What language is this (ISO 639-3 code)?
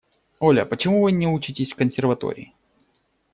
rus